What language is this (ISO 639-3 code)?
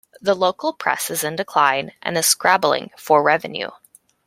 eng